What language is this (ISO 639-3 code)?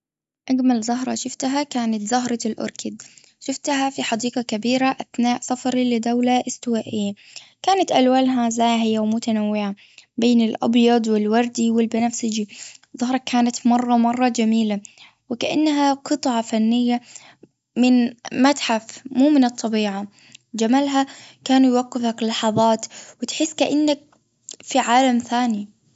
afb